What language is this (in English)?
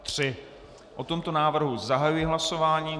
Czech